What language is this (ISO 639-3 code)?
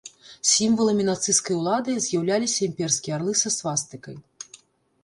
bel